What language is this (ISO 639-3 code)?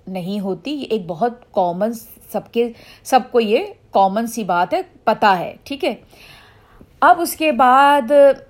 urd